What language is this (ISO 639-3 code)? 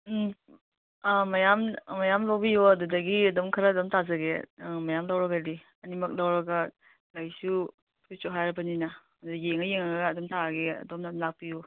mni